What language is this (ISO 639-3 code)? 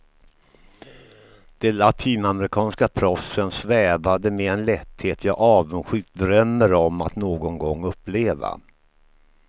swe